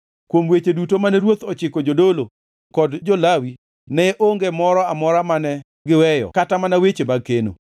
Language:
Luo (Kenya and Tanzania)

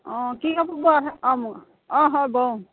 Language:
Assamese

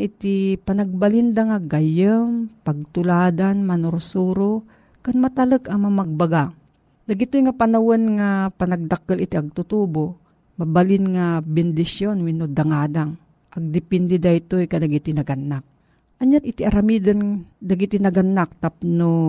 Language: Filipino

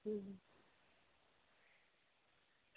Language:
Dogri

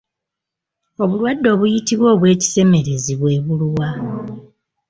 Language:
Ganda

